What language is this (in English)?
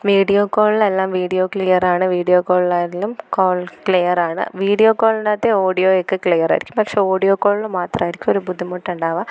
Malayalam